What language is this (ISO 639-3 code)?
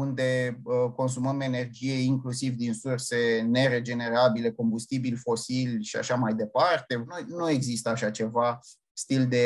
ron